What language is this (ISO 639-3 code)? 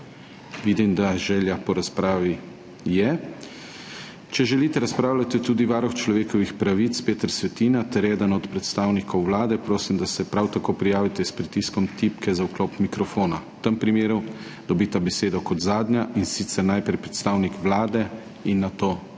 slv